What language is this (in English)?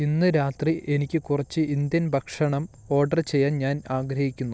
Malayalam